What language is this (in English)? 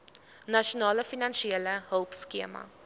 Afrikaans